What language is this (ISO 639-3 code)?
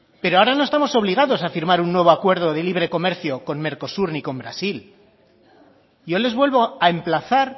spa